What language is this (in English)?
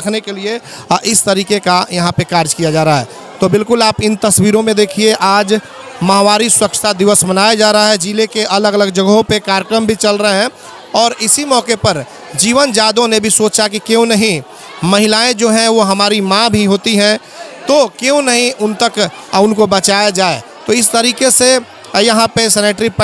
Hindi